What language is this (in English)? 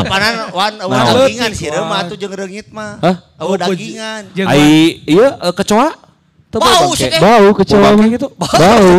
Indonesian